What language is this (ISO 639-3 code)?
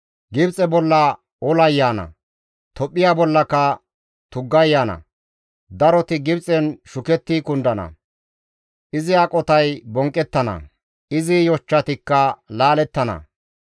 gmv